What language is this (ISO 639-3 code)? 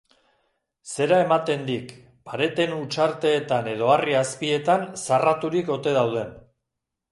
eus